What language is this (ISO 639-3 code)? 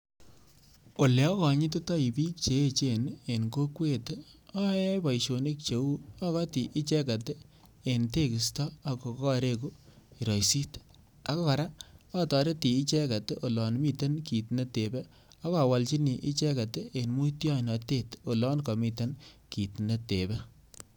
kln